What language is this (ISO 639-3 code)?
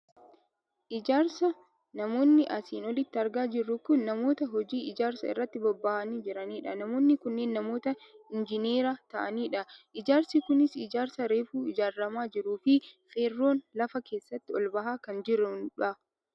orm